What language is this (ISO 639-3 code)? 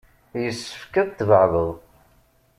kab